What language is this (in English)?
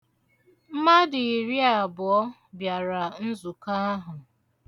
Igbo